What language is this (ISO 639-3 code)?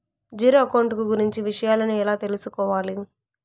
tel